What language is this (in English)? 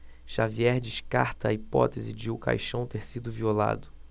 Portuguese